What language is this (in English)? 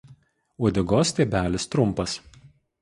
Lithuanian